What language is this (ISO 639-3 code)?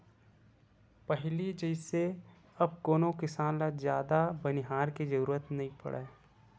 hne